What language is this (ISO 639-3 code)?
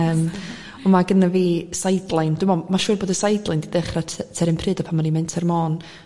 cym